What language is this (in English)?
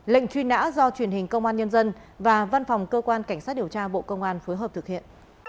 Vietnamese